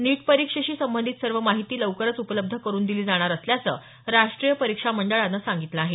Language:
Marathi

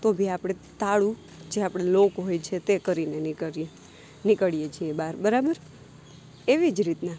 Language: Gujarati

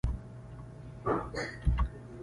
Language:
Pashto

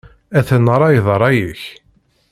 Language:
Kabyle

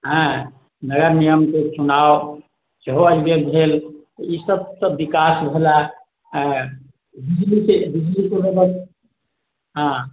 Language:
Maithili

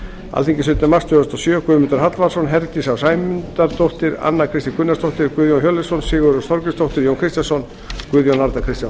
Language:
Icelandic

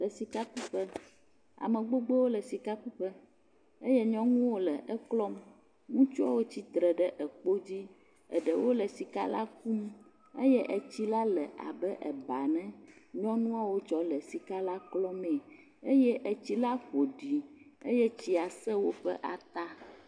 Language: Ewe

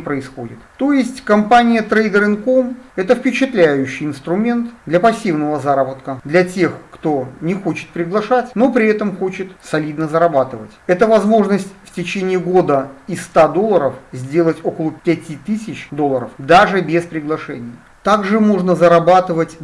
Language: Russian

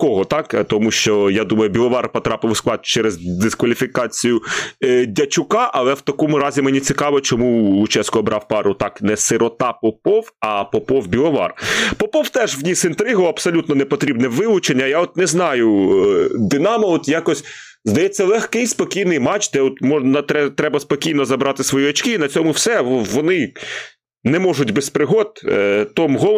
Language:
Ukrainian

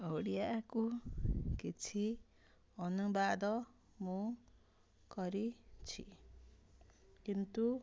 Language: Odia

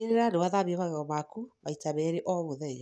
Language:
Kikuyu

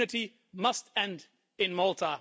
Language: English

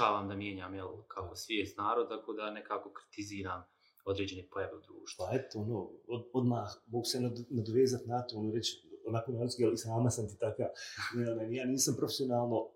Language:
Croatian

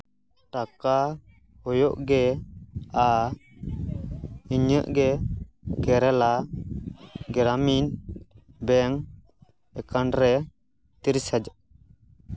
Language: Santali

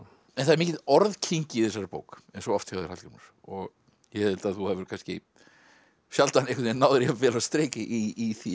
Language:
Icelandic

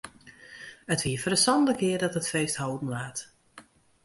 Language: Western Frisian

